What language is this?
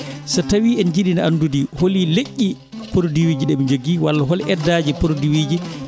Fula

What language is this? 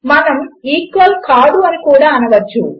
Telugu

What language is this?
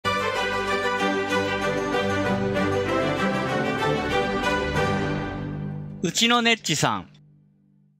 Japanese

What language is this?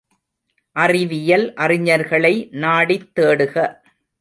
Tamil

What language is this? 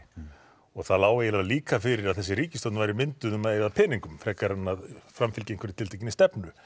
Icelandic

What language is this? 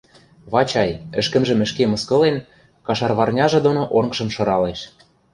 Western Mari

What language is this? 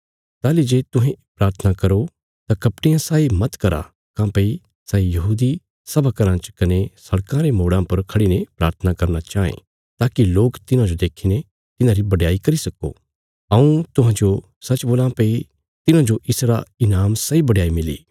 Bilaspuri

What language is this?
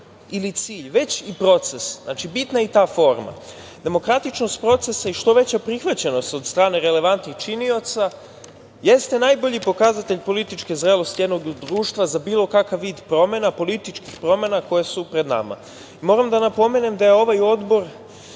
Serbian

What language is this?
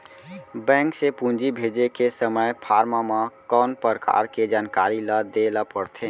Chhattisgarhi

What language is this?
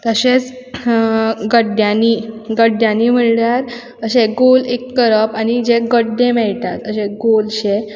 Konkani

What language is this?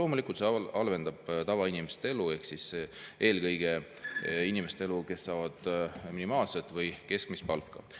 Estonian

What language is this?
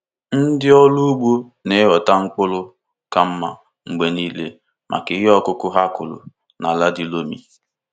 Igbo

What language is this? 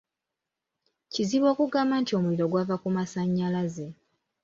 Ganda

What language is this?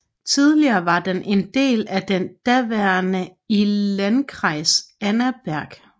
Danish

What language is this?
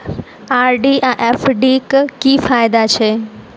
Maithili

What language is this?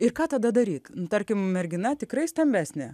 Lithuanian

